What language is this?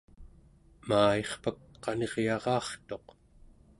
Central Yupik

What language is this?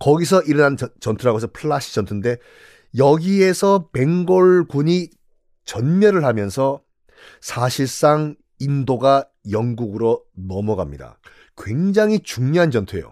Korean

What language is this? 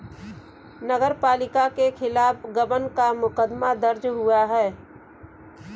Hindi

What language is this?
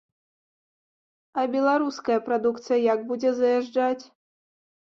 Belarusian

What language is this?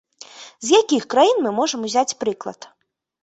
Belarusian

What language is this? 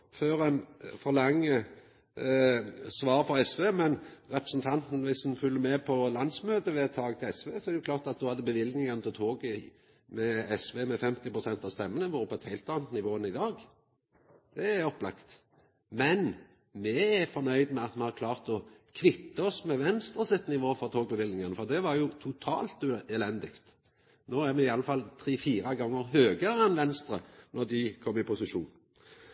Norwegian Nynorsk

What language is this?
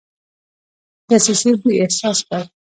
Pashto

